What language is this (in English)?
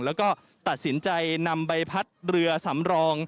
Thai